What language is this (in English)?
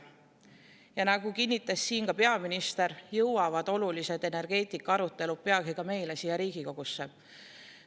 Estonian